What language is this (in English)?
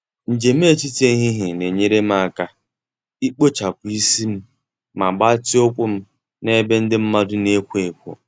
Igbo